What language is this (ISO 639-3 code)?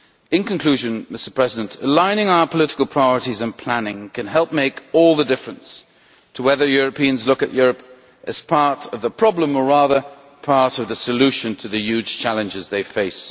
eng